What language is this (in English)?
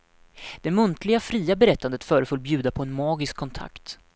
Swedish